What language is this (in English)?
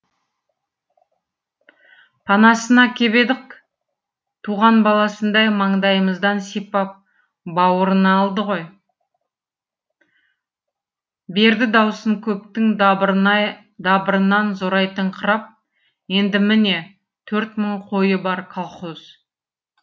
Kazakh